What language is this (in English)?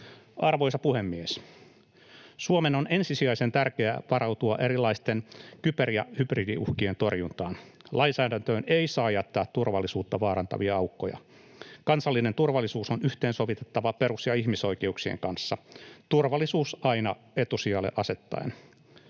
Finnish